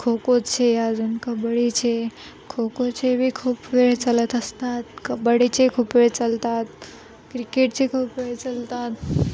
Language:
Marathi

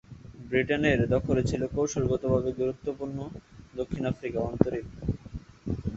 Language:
Bangla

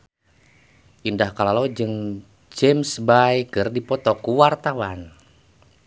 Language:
Sundanese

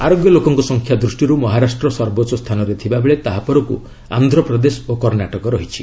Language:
Odia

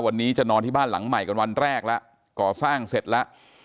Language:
Thai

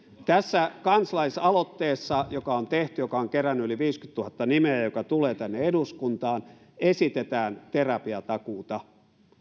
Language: Finnish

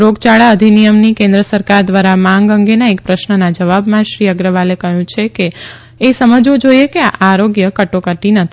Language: Gujarati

